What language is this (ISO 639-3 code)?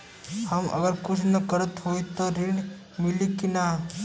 bho